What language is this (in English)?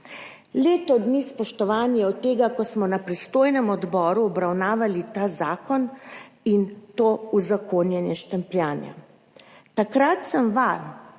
Slovenian